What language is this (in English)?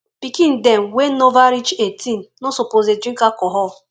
Nigerian Pidgin